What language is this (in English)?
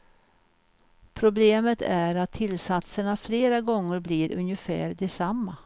Swedish